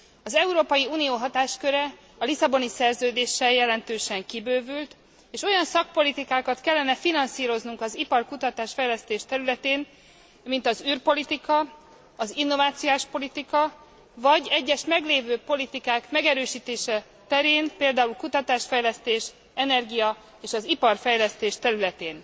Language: Hungarian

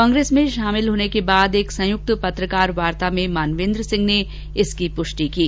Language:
Hindi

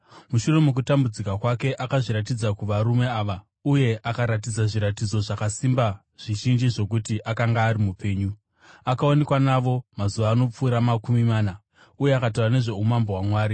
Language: Shona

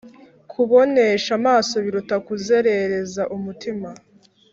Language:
Kinyarwanda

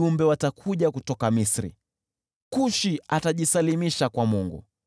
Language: Swahili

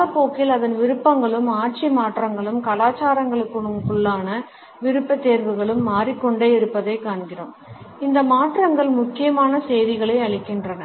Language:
Tamil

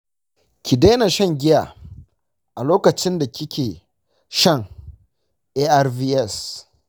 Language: Hausa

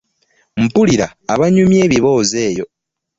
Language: Ganda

